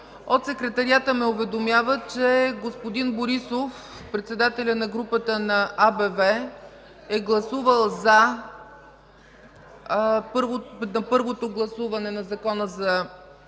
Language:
Bulgarian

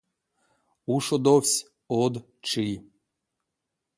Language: Erzya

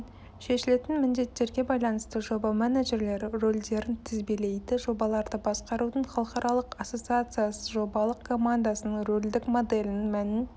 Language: Kazakh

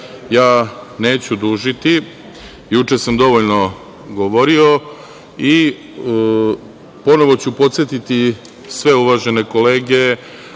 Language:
Serbian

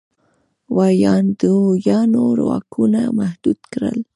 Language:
Pashto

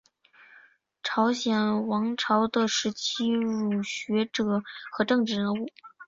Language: Chinese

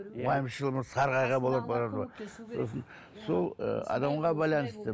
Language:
Kazakh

